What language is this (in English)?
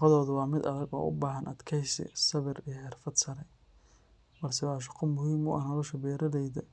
Somali